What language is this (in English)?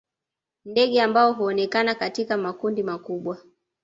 Swahili